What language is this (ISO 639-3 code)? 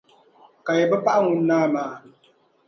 dag